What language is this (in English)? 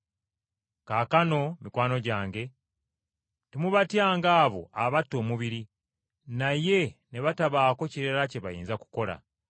Ganda